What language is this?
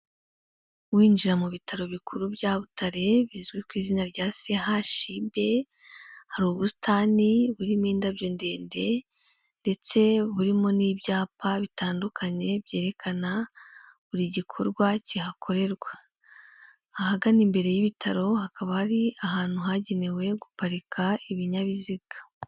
Kinyarwanda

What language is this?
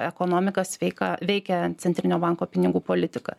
Lithuanian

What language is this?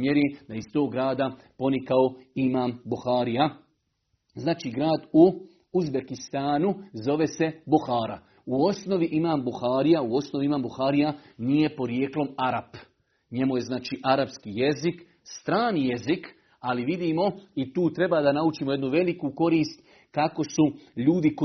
Croatian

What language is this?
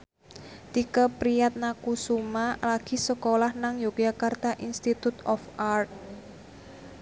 Javanese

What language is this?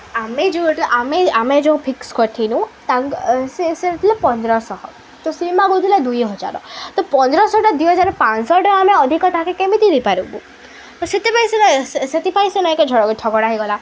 Odia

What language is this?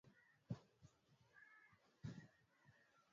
Swahili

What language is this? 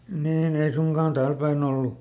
Finnish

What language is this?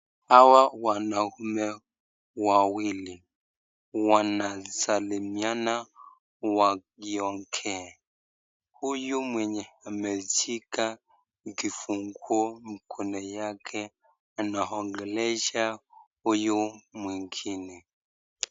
Swahili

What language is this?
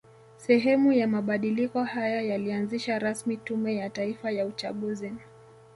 Swahili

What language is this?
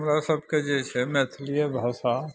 Maithili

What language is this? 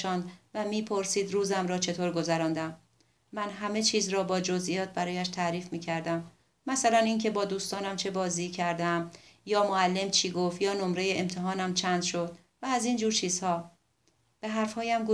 Persian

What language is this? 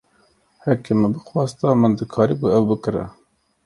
Kurdish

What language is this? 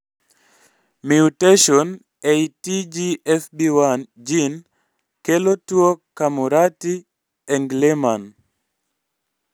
Luo (Kenya and Tanzania)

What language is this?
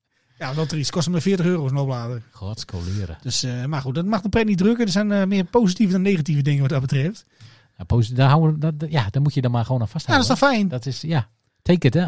Dutch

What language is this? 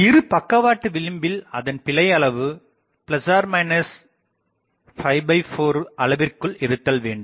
Tamil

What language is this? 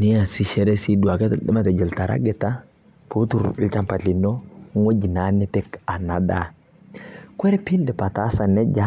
Masai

